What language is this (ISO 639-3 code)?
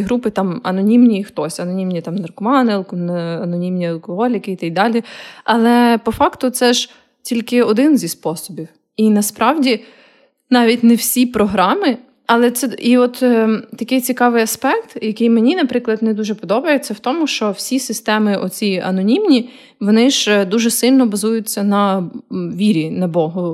ukr